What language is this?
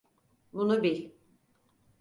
Turkish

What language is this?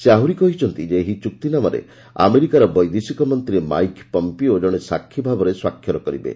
Odia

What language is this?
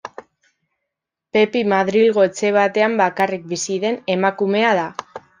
Basque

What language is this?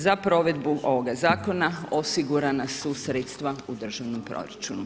Croatian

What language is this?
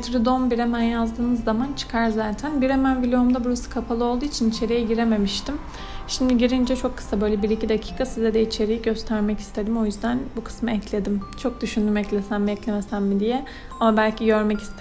Turkish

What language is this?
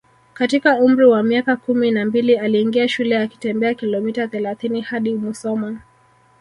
Swahili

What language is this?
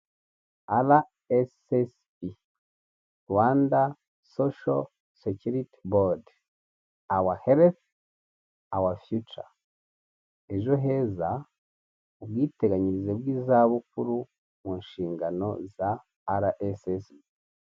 Kinyarwanda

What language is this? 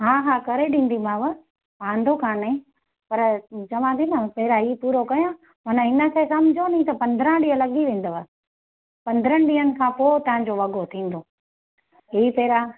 Sindhi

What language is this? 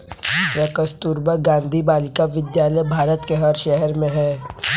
Hindi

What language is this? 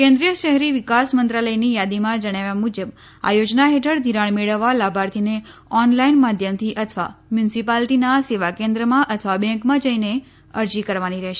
Gujarati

